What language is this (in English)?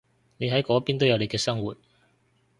Cantonese